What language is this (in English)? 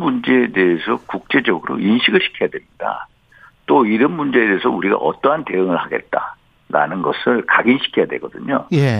Korean